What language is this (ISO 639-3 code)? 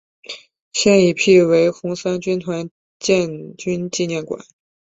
zho